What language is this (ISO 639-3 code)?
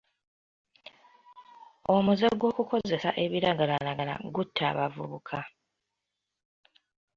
lug